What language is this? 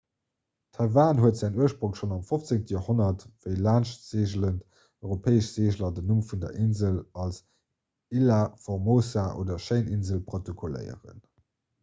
Luxembourgish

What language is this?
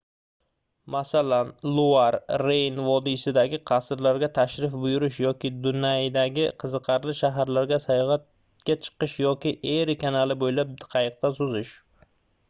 Uzbek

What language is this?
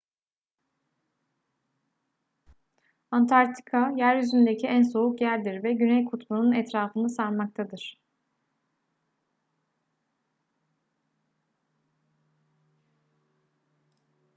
Turkish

